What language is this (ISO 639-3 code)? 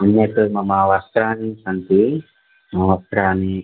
san